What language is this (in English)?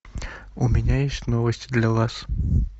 Russian